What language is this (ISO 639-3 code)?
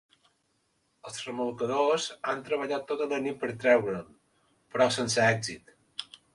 cat